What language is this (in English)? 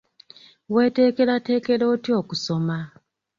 Ganda